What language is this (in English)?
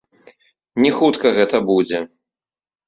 Belarusian